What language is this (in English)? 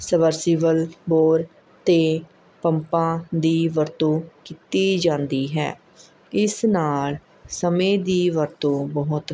Punjabi